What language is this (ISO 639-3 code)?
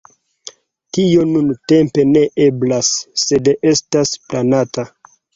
epo